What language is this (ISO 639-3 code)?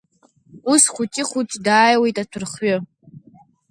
abk